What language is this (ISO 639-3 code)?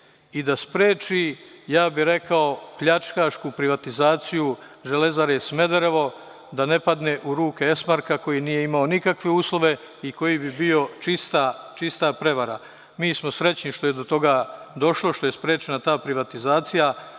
srp